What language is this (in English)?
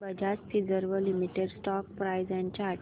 Marathi